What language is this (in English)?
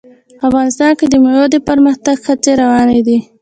Pashto